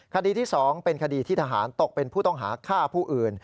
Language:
Thai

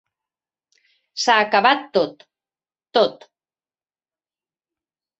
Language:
Catalan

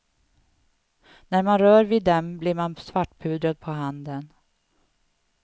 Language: Swedish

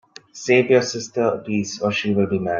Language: English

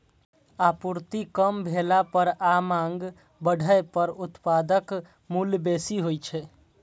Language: Maithili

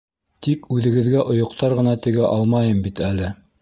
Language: Bashkir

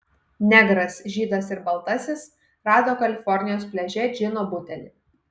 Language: Lithuanian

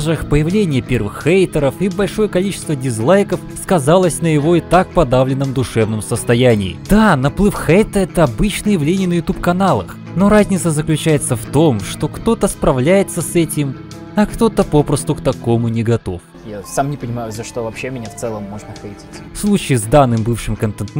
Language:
Russian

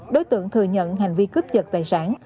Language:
Vietnamese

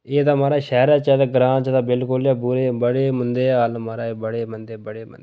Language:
Dogri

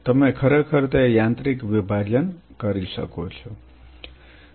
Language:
Gujarati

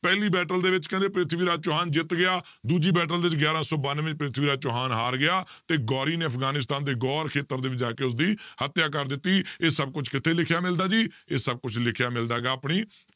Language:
Punjabi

